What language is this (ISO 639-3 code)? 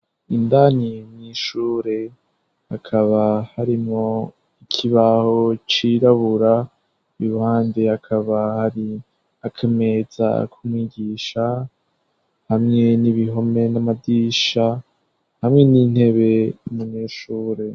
run